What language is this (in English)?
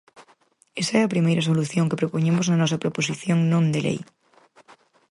Galician